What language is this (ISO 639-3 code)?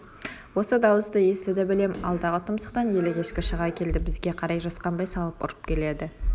kaz